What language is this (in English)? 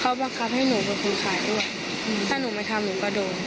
Thai